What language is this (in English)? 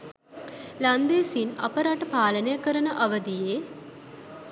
Sinhala